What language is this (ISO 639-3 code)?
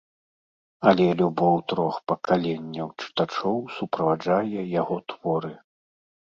bel